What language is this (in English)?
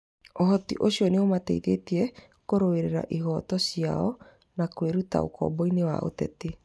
Kikuyu